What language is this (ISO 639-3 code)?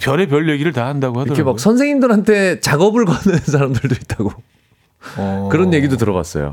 kor